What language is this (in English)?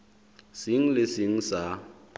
Southern Sotho